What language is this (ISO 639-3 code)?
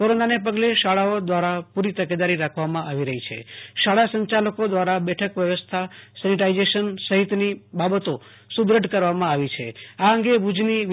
guj